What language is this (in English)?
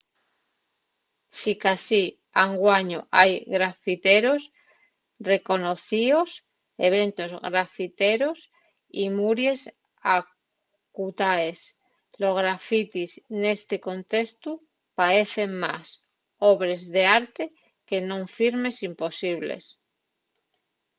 Asturian